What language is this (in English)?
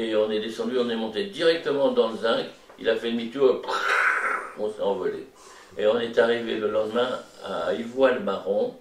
French